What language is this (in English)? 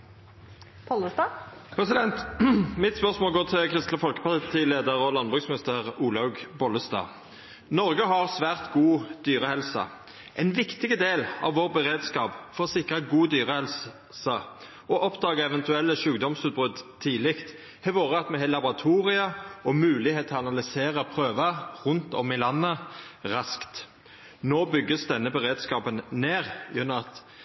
Norwegian